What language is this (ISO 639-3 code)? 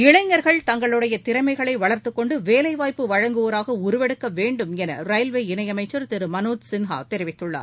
tam